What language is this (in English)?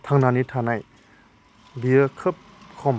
Bodo